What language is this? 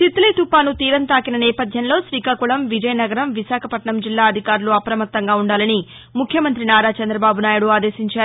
Telugu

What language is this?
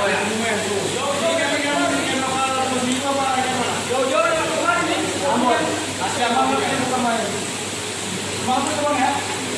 Indonesian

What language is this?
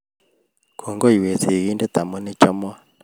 Kalenjin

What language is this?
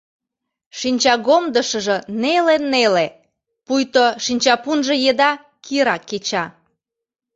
Mari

